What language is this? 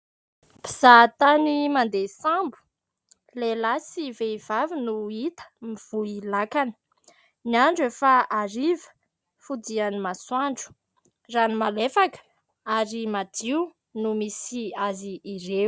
Malagasy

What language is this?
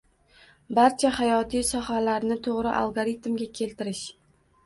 Uzbek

